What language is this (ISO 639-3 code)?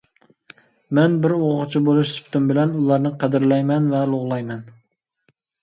uig